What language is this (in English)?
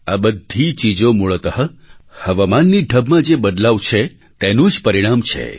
Gujarati